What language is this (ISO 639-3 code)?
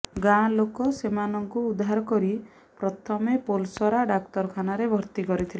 ori